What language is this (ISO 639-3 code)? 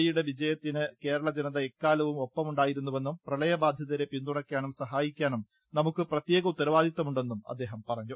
mal